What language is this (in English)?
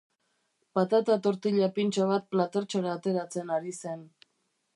Basque